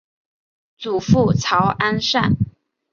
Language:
Chinese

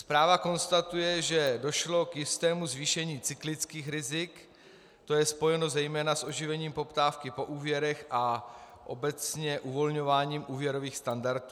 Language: Czech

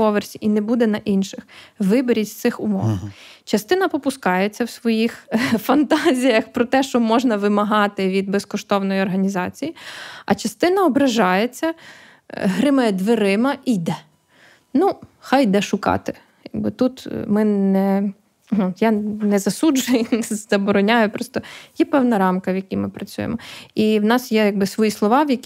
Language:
Ukrainian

